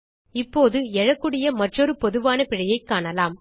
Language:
Tamil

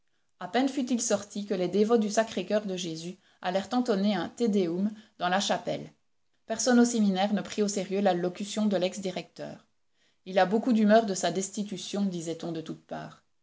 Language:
French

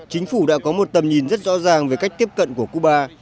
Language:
Vietnamese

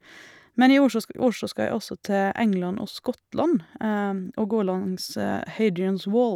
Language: Norwegian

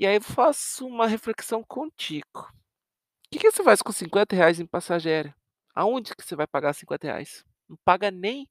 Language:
Portuguese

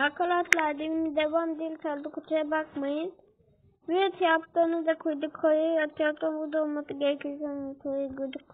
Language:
Turkish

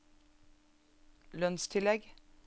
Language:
Norwegian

